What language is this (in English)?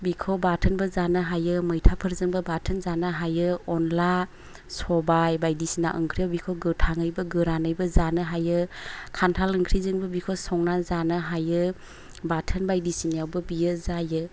Bodo